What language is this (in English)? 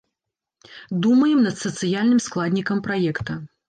Belarusian